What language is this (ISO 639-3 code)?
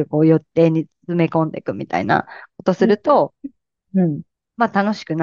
jpn